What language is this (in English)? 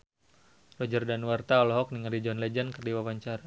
Sundanese